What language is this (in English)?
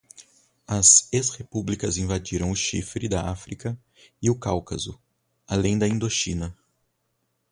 Portuguese